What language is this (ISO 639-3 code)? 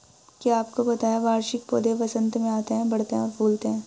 hin